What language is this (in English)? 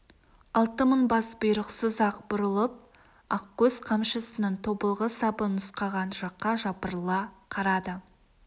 Kazakh